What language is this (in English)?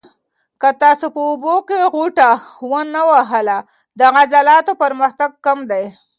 Pashto